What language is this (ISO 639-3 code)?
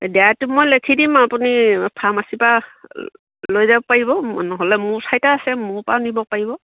asm